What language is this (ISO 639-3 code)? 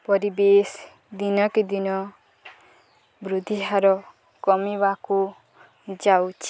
ori